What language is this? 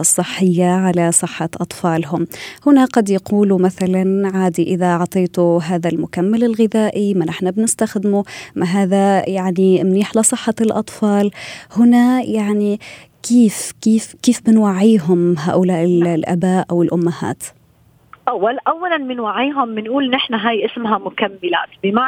Arabic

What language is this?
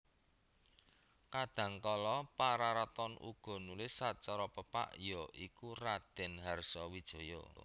Javanese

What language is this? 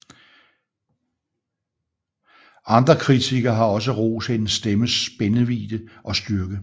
Danish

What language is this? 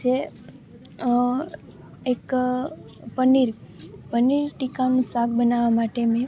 Gujarati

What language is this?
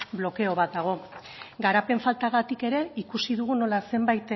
Basque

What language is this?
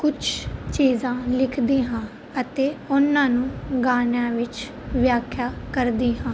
Punjabi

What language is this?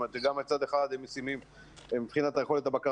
Hebrew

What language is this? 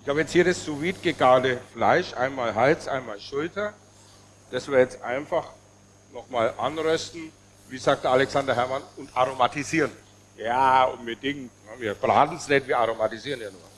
German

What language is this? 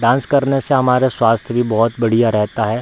Hindi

